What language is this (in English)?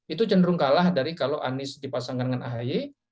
Indonesian